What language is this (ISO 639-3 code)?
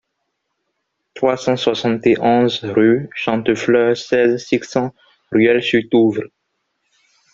fra